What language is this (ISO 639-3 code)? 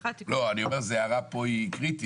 heb